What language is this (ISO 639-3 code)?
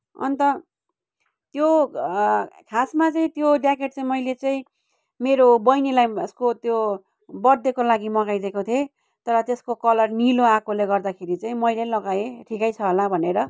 nep